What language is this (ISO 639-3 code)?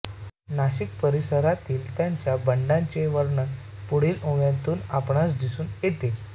mar